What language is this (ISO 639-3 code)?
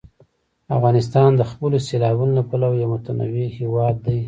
pus